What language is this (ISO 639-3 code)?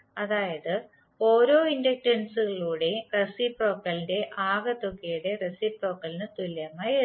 mal